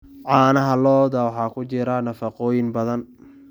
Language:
Somali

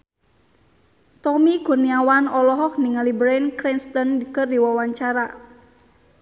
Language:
Sundanese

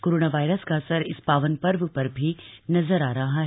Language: Hindi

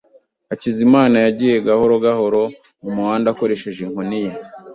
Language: Kinyarwanda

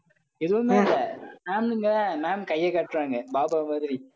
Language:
Tamil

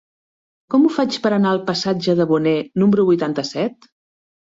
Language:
Catalan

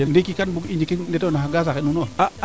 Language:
Serer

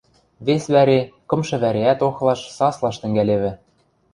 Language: Western Mari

